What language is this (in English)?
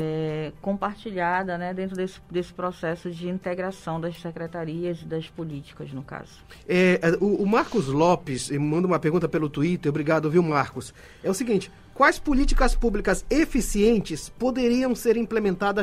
Portuguese